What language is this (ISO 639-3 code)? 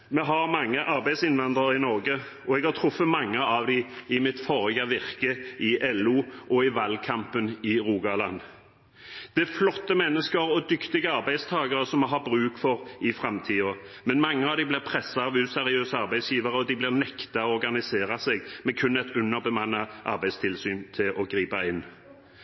nob